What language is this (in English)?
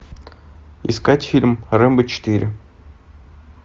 Russian